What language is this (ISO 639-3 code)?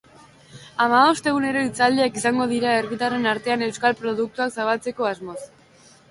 eus